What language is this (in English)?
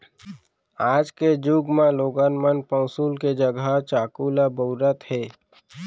Chhattisgarhi